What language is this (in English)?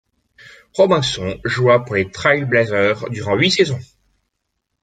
French